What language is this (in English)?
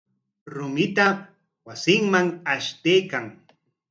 Corongo Ancash Quechua